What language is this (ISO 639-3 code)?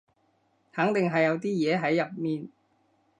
yue